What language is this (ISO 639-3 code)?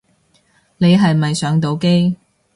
yue